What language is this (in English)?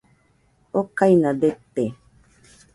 Nüpode Huitoto